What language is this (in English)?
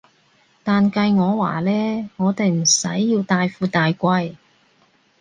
Cantonese